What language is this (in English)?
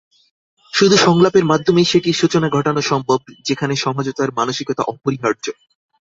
Bangla